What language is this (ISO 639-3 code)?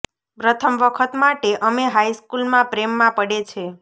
guj